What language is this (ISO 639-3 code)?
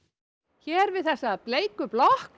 isl